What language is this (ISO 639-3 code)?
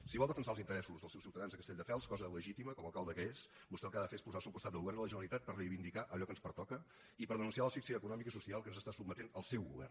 cat